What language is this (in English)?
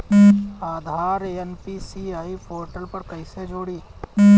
Bhojpuri